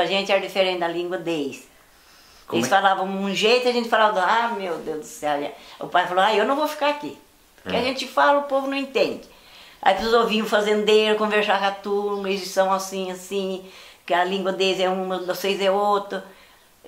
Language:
Portuguese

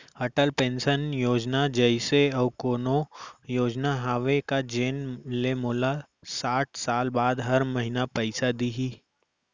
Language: Chhattisgarhi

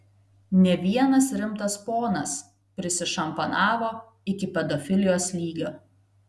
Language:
Lithuanian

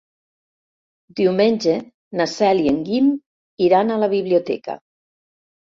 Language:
Catalan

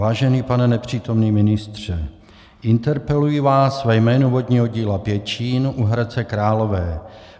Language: Czech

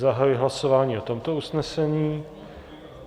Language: Czech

